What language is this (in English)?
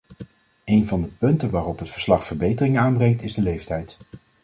Dutch